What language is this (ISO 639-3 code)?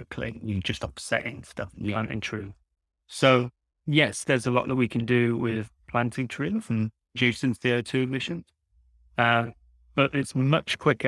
eng